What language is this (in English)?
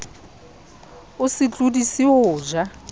Southern Sotho